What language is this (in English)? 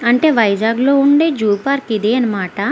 Telugu